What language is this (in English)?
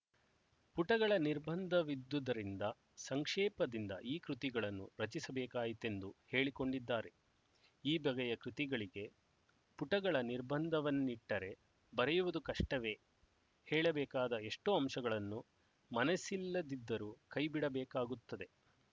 Kannada